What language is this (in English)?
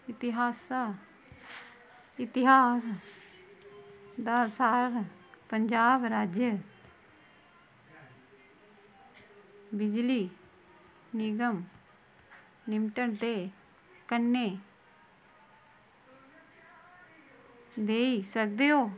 Dogri